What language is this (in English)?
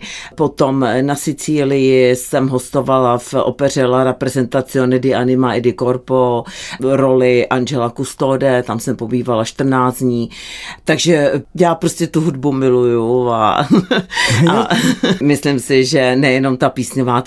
Czech